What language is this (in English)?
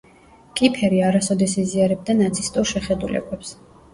Georgian